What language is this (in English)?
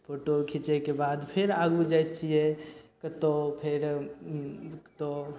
Maithili